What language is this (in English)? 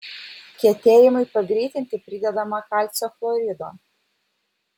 Lithuanian